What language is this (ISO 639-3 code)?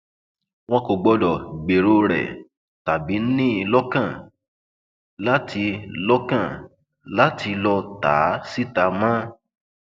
yor